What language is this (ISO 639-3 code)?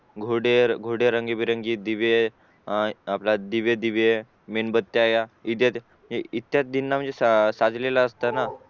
mar